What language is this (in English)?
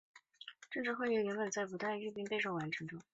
Chinese